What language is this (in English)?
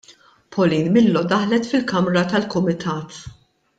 Maltese